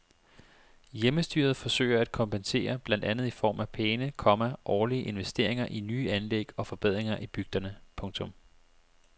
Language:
Danish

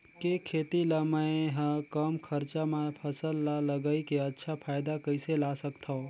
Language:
Chhattisgarhi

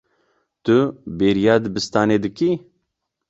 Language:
Kurdish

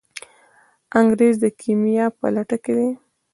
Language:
Pashto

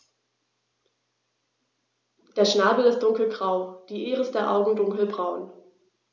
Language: German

